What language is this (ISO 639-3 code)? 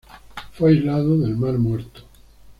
spa